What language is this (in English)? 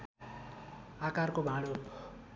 Nepali